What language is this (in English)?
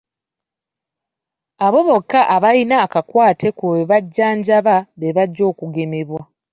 Ganda